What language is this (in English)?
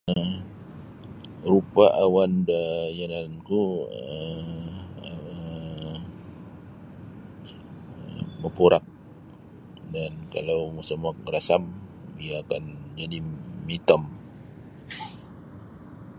Sabah Bisaya